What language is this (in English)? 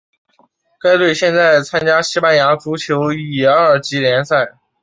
Chinese